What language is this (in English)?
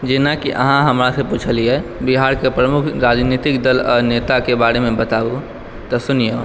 Maithili